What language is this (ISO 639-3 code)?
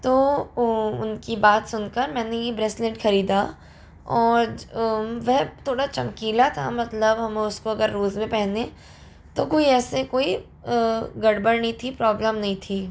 hin